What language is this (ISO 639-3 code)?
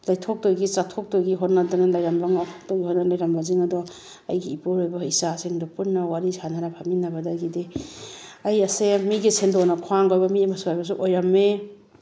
mni